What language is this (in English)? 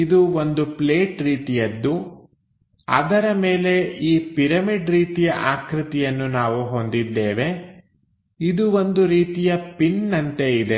Kannada